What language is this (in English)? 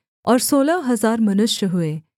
Hindi